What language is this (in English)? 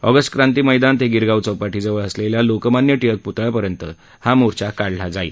Marathi